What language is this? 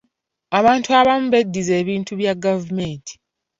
Ganda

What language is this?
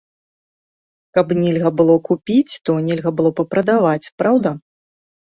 Belarusian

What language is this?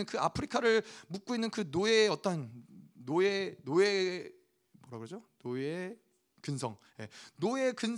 Korean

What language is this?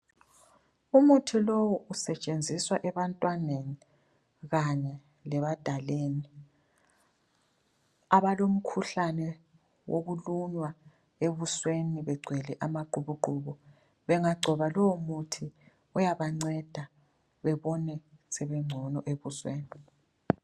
North Ndebele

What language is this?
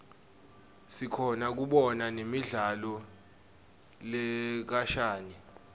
Swati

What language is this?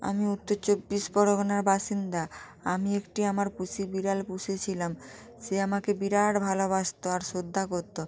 Bangla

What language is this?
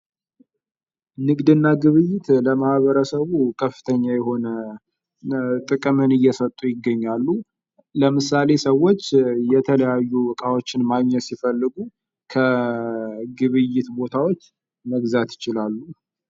Amharic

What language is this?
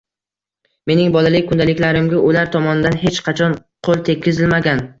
Uzbek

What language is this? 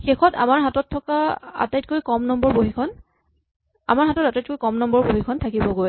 Assamese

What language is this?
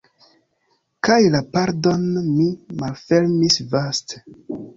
Esperanto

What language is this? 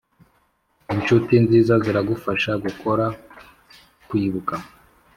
Kinyarwanda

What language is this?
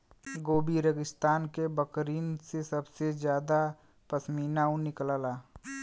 Bhojpuri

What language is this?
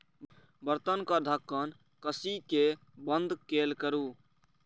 Maithili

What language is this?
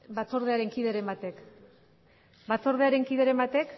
Basque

